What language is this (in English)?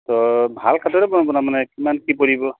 Assamese